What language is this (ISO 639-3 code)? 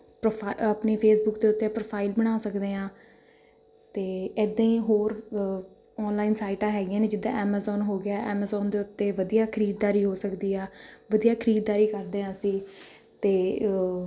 pan